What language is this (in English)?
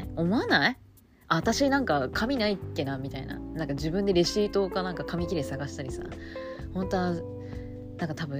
Japanese